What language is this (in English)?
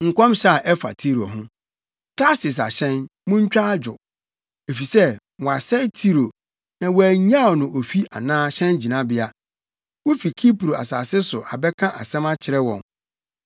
Akan